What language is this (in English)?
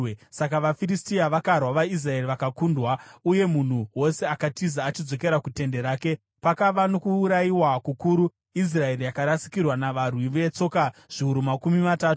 Shona